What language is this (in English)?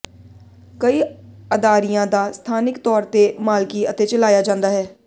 Punjabi